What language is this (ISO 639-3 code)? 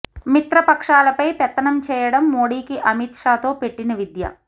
tel